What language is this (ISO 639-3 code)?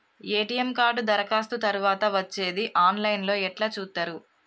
tel